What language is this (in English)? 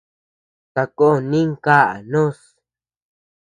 Tepeuxila Cuicatec